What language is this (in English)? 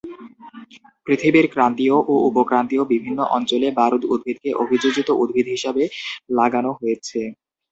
Bangla